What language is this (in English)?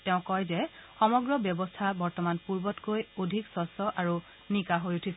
Assamese